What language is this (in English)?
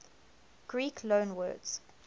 English